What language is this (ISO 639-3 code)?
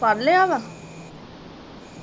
pan